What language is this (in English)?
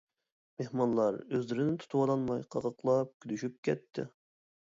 Uyghur